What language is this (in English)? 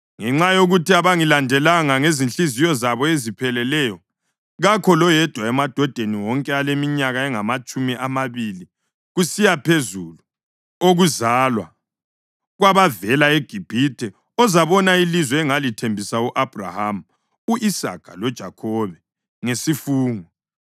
North Ndebele